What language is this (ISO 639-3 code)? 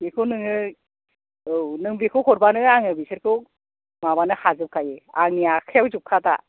brx